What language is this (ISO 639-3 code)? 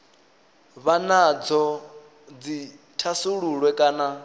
ven